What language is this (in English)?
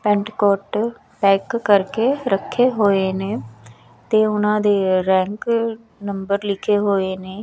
Punjabi